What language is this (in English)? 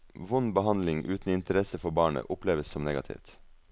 Norwegian